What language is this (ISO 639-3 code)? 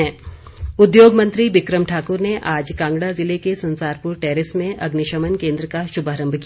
hin